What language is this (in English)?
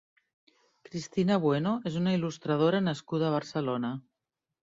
Catalan